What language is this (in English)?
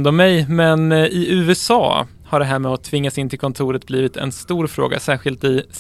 Swedish